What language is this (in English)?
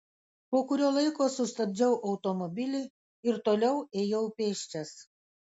Lithuanian